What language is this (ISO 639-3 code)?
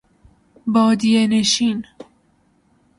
fas